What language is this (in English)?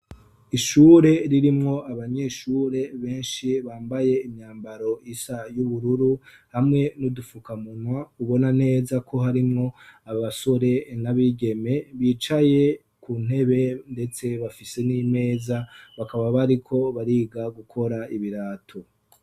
Rundi